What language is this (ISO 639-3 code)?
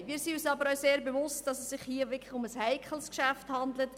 gsw